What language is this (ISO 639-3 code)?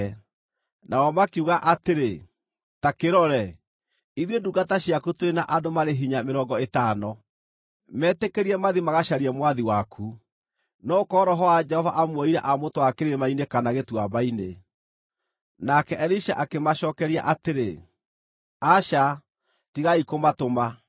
kik